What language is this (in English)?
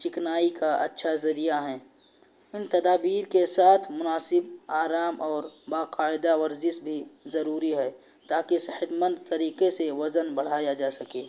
Urdu